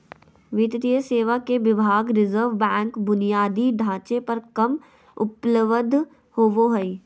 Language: Magahi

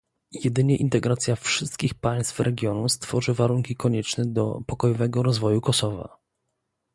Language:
Polish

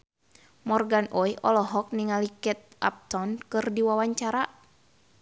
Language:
Sundanese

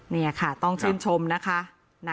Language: Thai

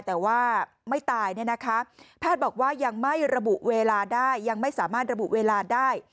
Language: Thai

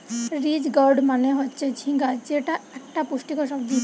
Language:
Bangla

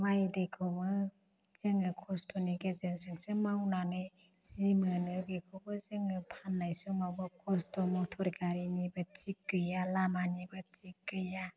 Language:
Bodo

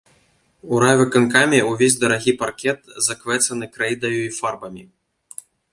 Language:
Belarusian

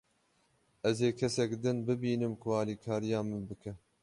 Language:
Kurdish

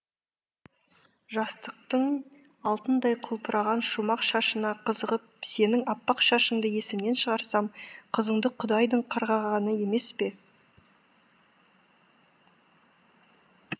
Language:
Kazakh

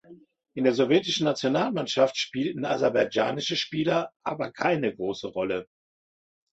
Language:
German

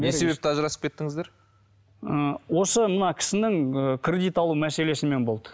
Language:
Kazakh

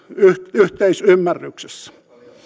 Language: Finnish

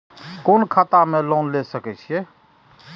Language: Maithili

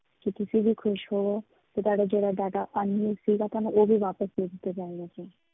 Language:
Punjabi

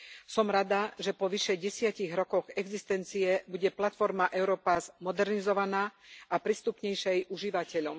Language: Slovak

